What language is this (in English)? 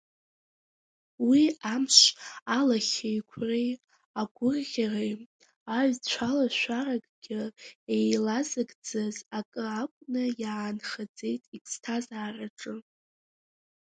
Abkhazian